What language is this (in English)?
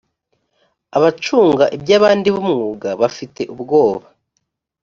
Kinyarwanda